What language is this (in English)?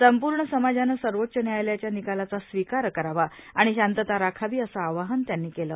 Marathi